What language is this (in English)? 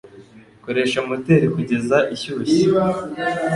Kinyarwanda